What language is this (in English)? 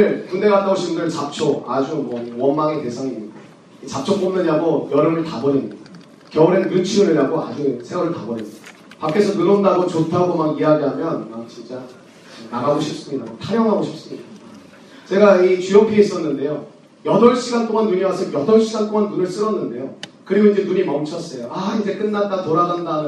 Korean